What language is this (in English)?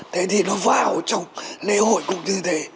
Vietnamese